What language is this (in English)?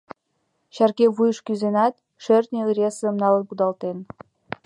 Mari